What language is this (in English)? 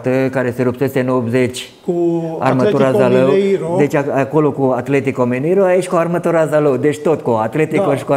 Romanian